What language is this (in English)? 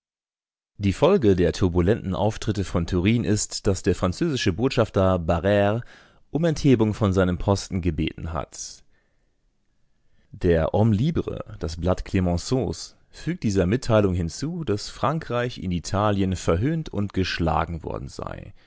German